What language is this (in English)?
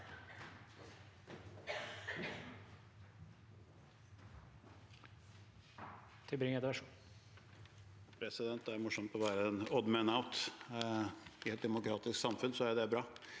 Norwegian